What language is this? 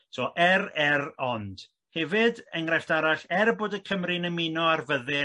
Welsh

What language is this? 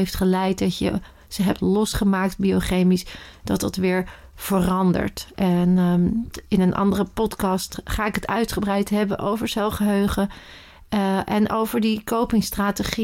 Dutch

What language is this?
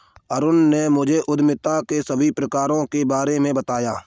Hindi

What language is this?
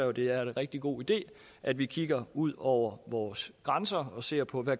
Danish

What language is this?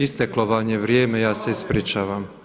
Croatian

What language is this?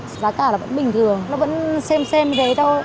Vietnamese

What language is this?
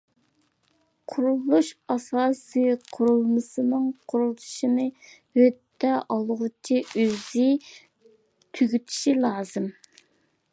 Uyghur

